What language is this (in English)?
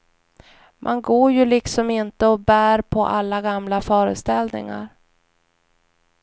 Swedish